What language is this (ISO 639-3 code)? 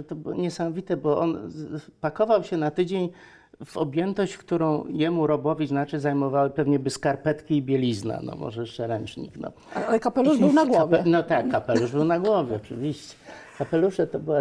pol